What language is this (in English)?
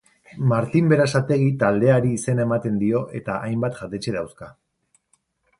Basque